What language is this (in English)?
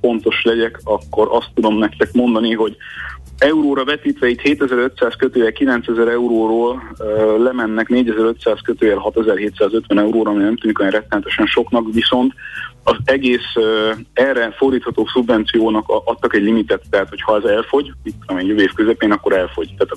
Hungarian